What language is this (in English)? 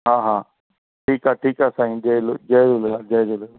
Sindhi